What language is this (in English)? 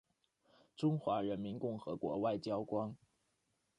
Chinese